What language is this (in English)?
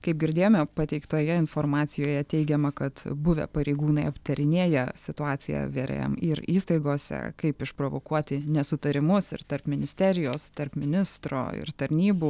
Lithuanian